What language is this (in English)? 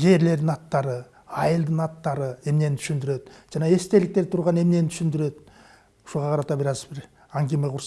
Turkish